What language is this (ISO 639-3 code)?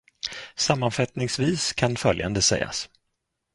swe